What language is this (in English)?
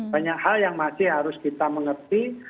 Indonesian